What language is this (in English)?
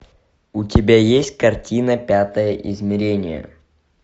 Russian